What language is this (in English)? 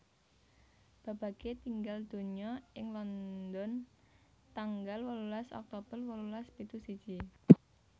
Javanese